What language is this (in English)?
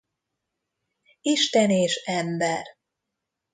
Hungarian